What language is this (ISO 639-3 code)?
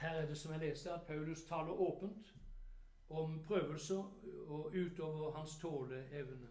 nor